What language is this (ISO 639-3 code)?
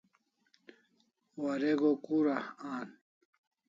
kls